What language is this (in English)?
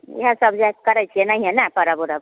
Maithili